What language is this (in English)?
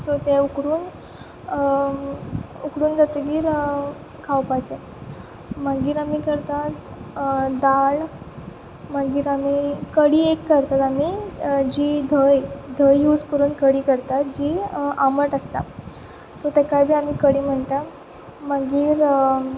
Konkani